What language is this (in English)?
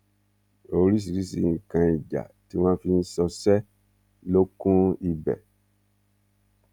Yoruba